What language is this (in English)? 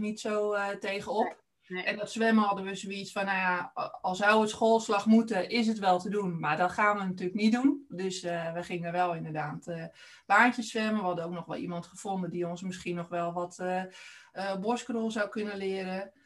Dutch